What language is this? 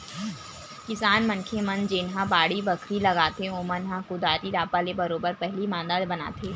Chhattisgarhi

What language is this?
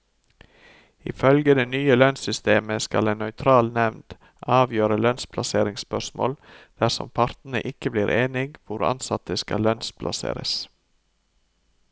Norwegian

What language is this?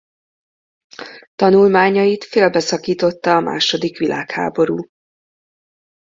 Hungarian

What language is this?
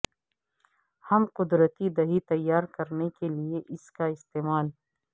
Urdu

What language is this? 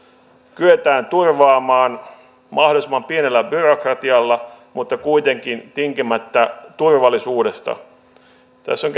Finnish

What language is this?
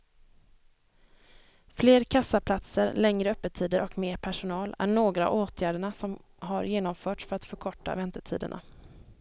Swedish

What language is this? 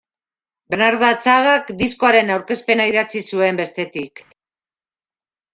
Basque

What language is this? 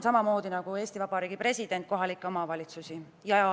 Estonian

